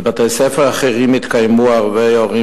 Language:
Hebrew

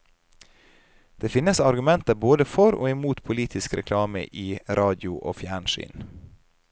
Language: Norwegian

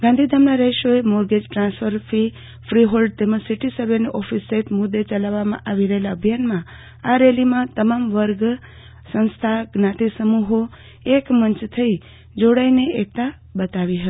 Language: Gujarati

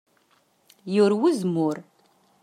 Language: Kabyle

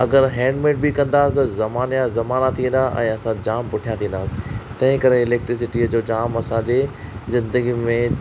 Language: Sindhi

